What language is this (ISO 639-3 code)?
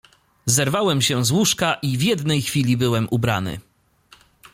pol